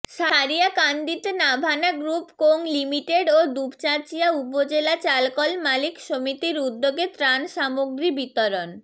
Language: Bangla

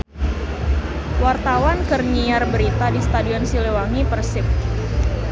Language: Sundanese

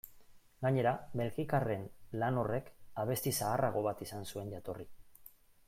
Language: Basque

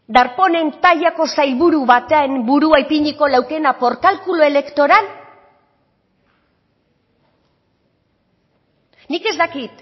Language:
Basque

